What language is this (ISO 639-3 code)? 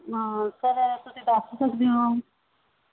pan